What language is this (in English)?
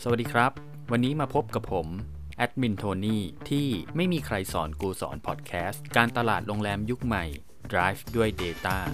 Thai